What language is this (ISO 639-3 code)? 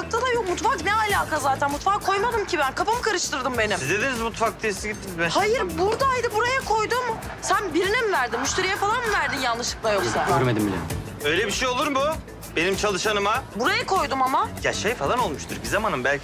tur